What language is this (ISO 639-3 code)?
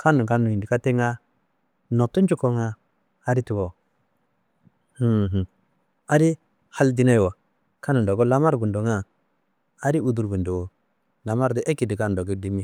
kbl